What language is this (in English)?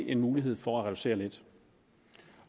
Danish